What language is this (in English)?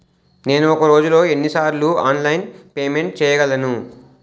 Telugu